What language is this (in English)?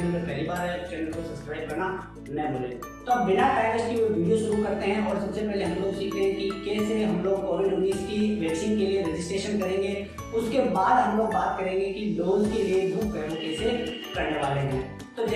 Hindi